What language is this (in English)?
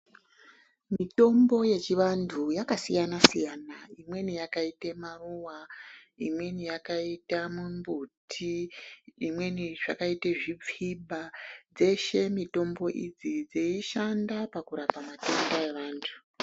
Ndau